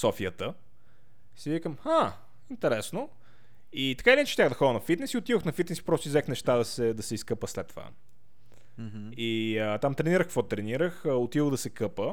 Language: Bulgarian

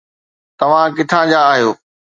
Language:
Sindhi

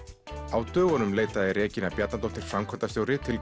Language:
Icelandic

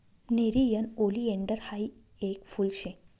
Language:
Marathi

